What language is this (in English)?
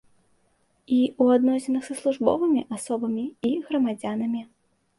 Belarusian